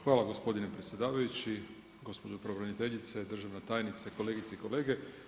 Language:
Croatian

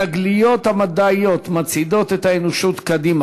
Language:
Hebrew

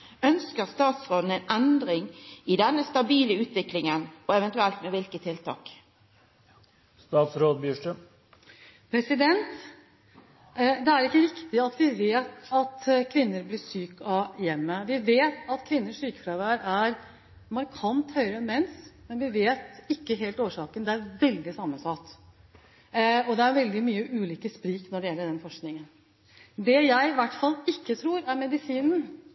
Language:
Norwegian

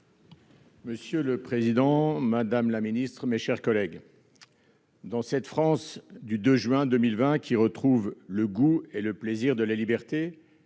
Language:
French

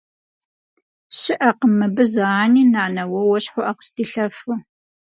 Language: Kabardian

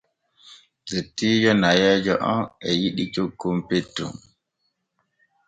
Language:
Borgu Fulfulde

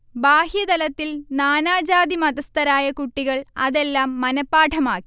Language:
Malayalam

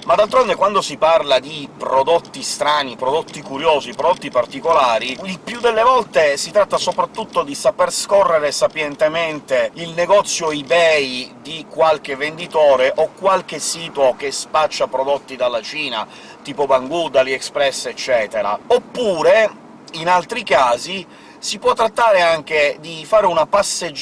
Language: Italian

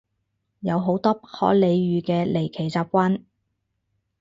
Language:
Cantonese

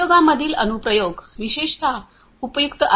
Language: Marathi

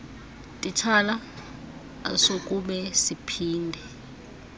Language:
Xhosa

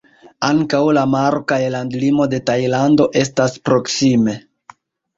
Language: Esperanto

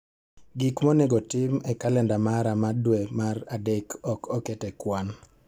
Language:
Luo (Kenya and Tanzania)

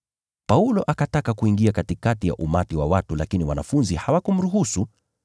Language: Swahili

